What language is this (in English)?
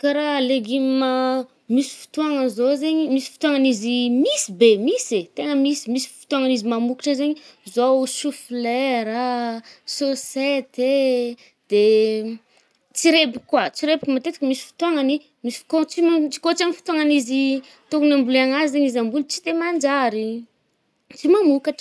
Northern Betsimisaraka Malagasy